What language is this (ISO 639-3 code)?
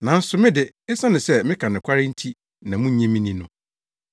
aka